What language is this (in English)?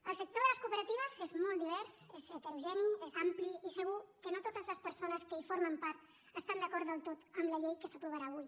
Catalan